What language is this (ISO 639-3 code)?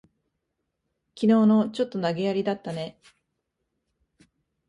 jpn